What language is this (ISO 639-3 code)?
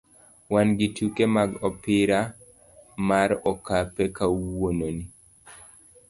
luo